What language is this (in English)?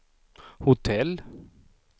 Swedish